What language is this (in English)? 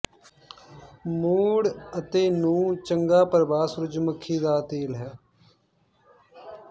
Punjabi